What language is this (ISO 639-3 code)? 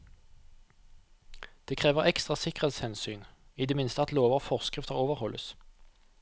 nor